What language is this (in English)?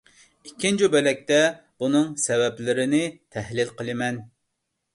Uyghur